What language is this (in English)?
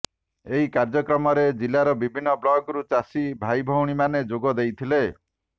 Odia